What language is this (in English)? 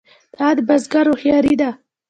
Pashto